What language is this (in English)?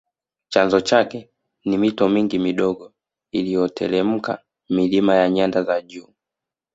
Swahili